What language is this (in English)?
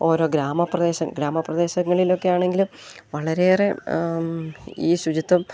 Malayalam